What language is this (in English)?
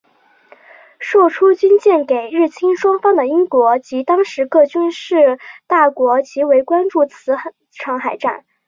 Chinese